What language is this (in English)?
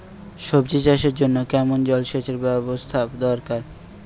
Bangla